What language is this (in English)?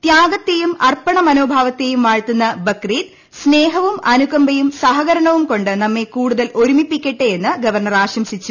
Malayalam